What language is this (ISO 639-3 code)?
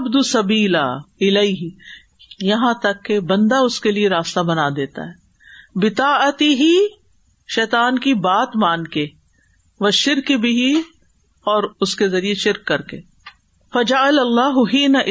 urd